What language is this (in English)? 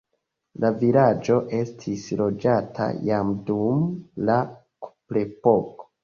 Esperanto